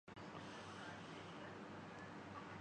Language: Urdu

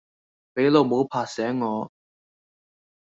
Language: Cantonese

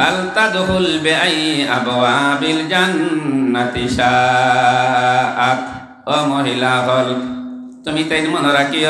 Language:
Indonesian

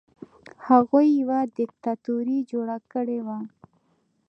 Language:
Pashto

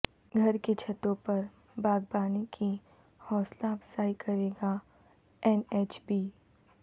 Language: Urdu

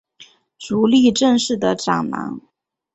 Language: Chinese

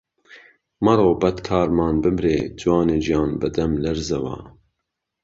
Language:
Central Kurdish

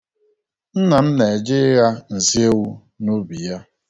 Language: Igbo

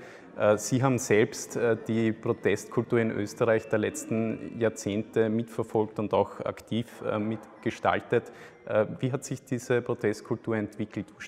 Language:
German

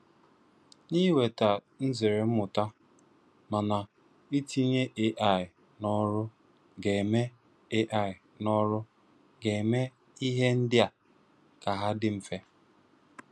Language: Igbo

